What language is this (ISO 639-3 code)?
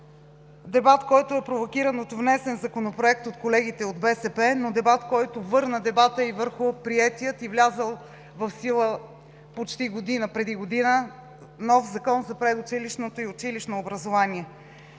bul